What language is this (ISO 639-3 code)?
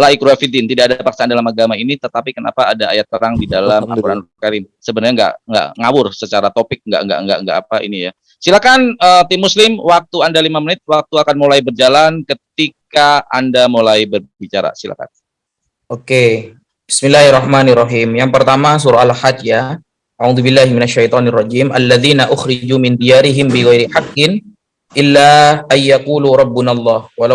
ind